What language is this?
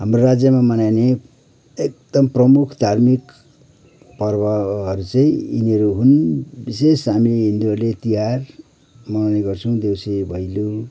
Nepali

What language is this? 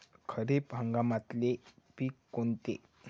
Marathi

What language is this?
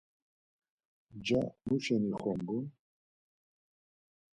Laz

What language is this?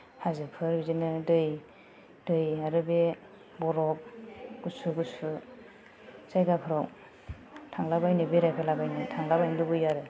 Bodo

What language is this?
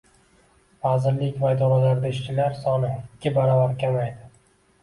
Uzbek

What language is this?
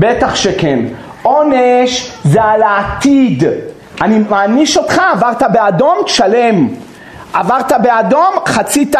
Hebrew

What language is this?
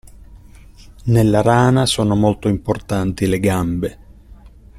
Italian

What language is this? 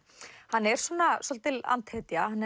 Icelandic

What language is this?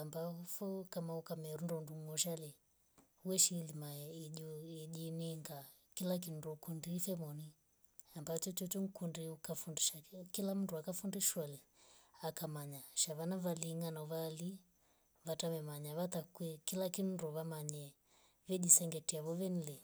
Rombo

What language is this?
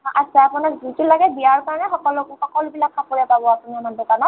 Assamese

